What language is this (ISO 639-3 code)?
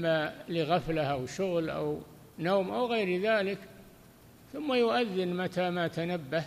ara